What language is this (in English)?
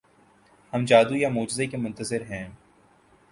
Urdu